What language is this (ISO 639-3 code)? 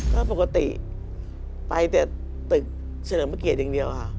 tha